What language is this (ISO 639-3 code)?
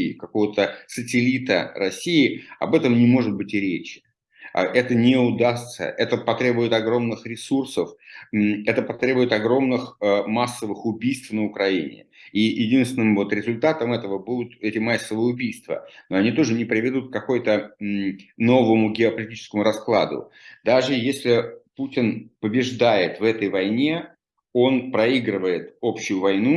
rus